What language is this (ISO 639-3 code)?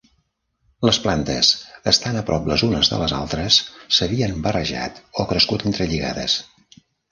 cat